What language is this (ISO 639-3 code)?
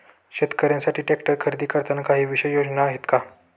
mar